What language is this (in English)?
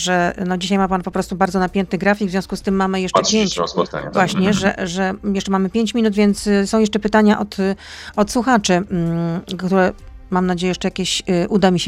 Polish